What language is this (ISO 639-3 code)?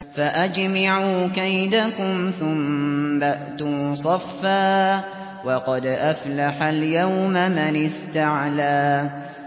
ara